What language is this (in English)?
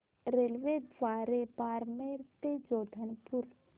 Marathi